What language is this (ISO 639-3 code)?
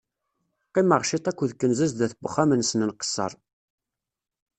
kab